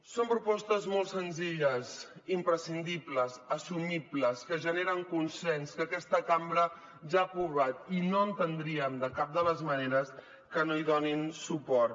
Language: Catalan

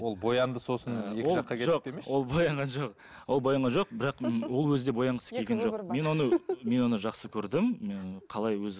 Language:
Kazakh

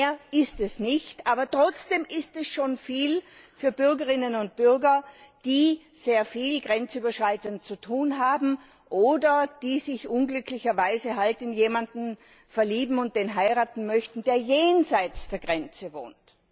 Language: German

